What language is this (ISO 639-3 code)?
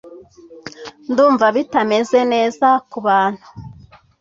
kin